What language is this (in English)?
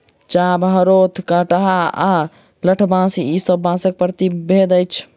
Maithili